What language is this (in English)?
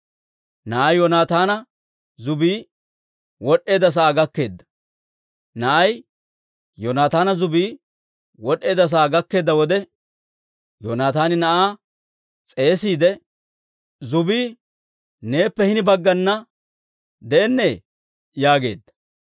Dawro